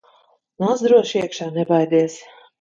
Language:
Latvian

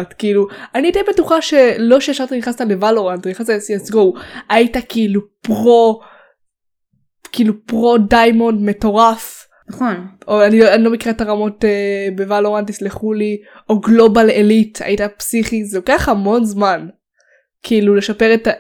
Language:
Hebrew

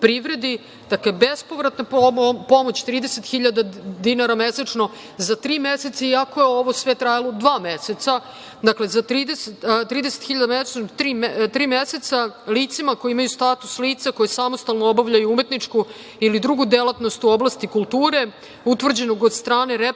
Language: Serbian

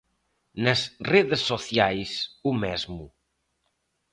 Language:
Galician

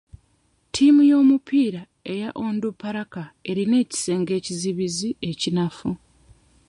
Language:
Ganda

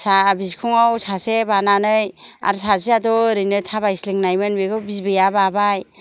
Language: Bodo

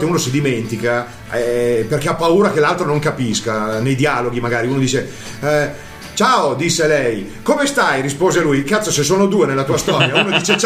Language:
Italian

